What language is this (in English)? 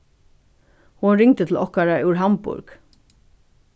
Faroese